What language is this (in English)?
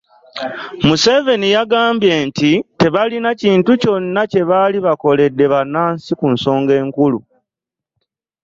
Ganda